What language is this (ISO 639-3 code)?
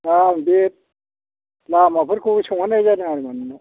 brx